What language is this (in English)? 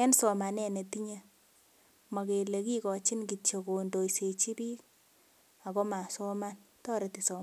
Kalenjin